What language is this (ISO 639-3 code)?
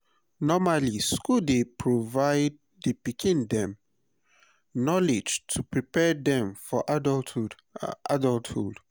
pcm